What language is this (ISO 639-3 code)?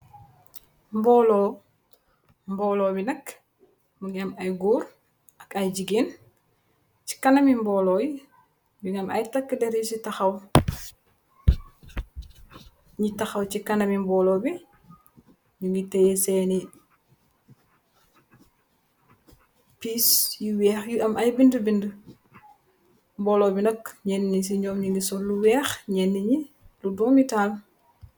wol